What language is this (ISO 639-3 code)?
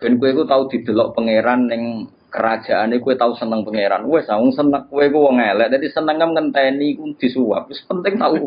ind